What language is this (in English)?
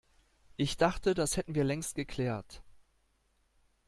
German